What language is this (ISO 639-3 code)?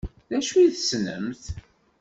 kab